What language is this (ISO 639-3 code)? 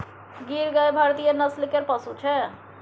mai